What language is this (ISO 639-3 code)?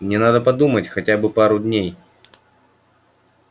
rus